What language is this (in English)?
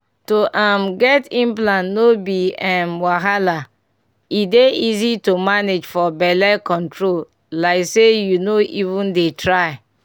Nigerian Pidgin